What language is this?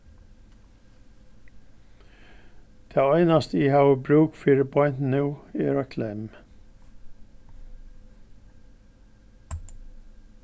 Faroese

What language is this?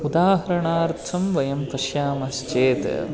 Sanskrit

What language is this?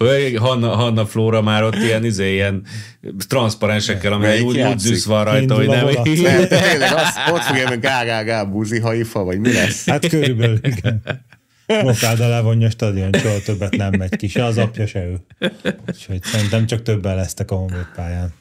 Hungarian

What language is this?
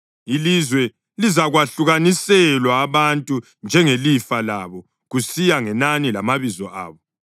North Ndebele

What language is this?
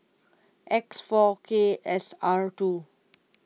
English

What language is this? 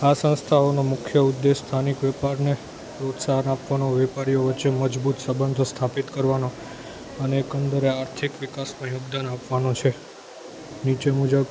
Gujarati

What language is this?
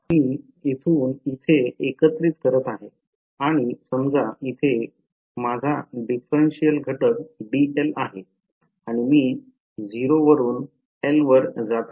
Marathi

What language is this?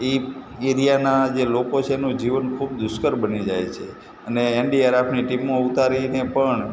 Gujarati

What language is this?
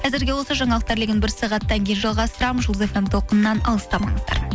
Kazakh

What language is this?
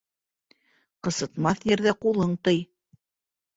Bashkir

